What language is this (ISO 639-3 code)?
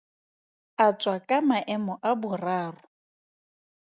tsn